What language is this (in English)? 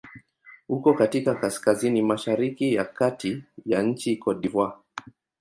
Swahili